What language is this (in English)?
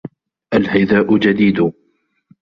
Arabic